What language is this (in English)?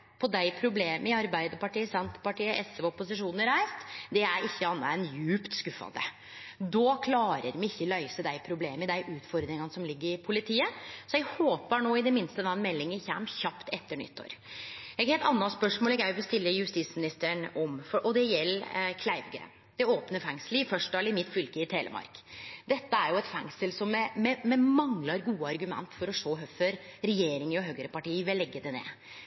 Norwegian Nynorsk